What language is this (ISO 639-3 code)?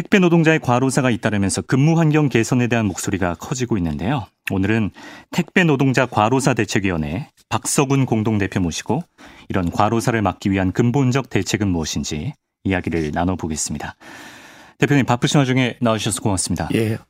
kor